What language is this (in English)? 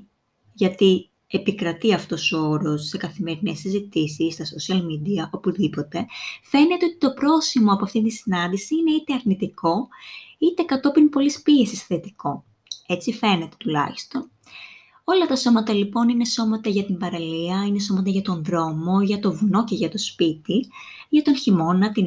Greek